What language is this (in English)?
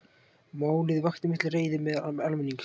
Icelandic